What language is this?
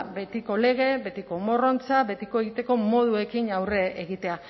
Basque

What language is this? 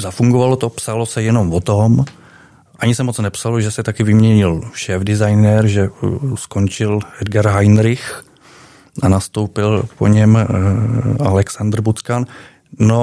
Czech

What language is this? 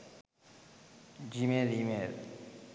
Sinhala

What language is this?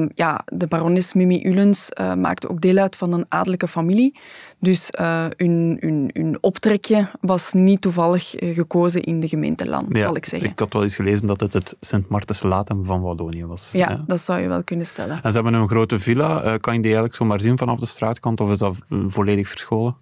Dutch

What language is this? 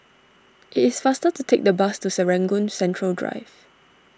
English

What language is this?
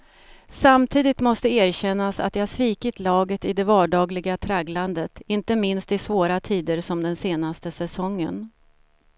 Swedish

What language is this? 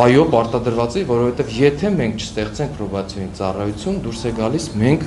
Romanian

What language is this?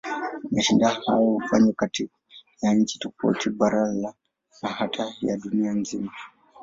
Swahili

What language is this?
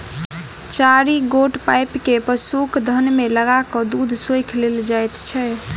Maithili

